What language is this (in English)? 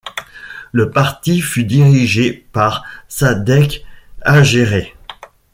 French